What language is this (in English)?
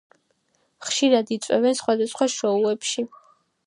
Georgian